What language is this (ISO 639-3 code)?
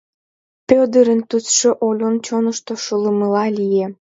chm